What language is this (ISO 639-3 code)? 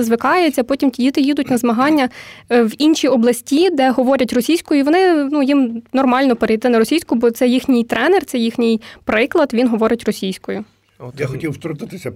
ukr